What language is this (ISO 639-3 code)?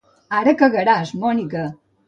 cat